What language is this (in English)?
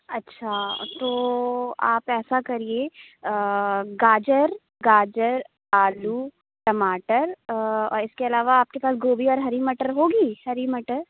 Urdu